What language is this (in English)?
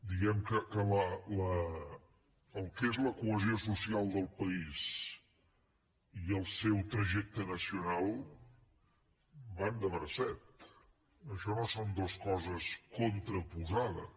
Catalan